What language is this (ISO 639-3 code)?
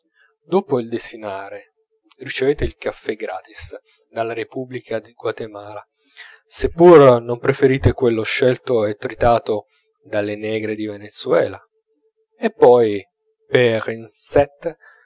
ita